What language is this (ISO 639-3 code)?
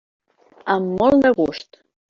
cat